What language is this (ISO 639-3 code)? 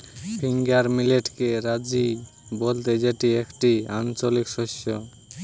ben